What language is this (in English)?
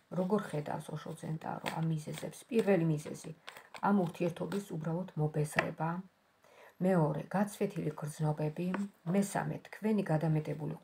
Romanian